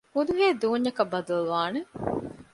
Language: Divehi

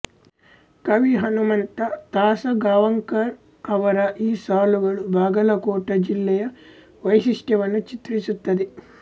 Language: Kannada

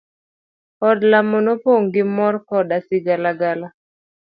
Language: Luo (Kenya and Tanzania)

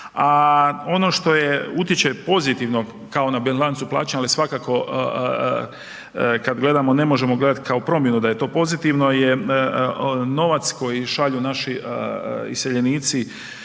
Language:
Croatian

